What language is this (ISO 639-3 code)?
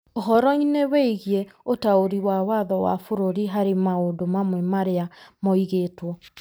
kik